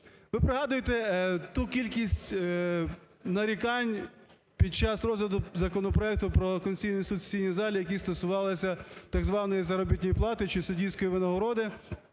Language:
Ukrainian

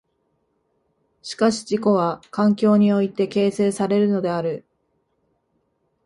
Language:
Japanese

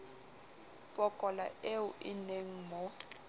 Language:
Southern Sotho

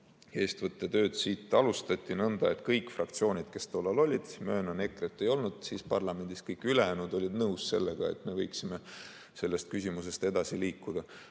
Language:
Estonian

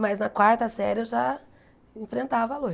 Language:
Portuguese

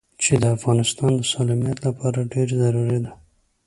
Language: Pashto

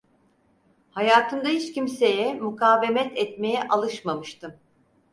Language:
Turkish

